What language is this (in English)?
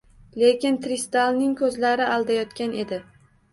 Uzbek